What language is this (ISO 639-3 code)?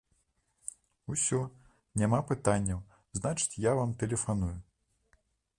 bel